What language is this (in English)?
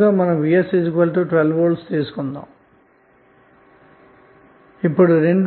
Telugu